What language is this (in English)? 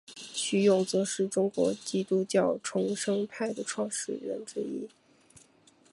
Chinese